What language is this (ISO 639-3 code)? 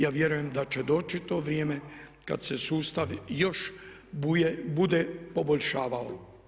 hrv